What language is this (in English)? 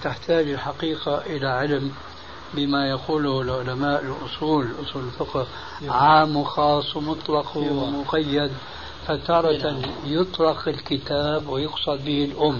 Arabic